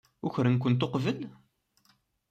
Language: Kabyle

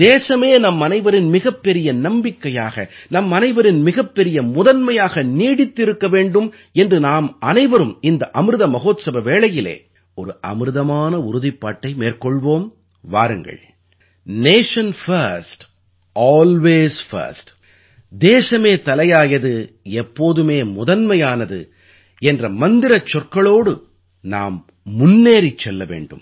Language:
Tamil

